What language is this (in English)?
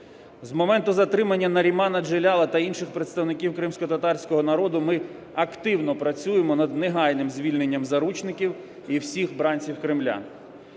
Ukrainian